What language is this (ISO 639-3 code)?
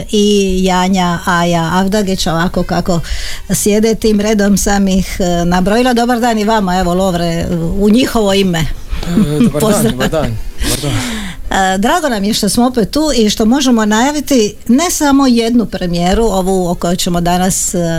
hrv